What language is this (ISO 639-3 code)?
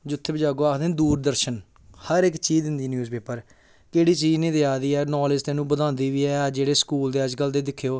doi